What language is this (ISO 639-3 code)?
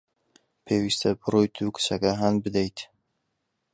ckb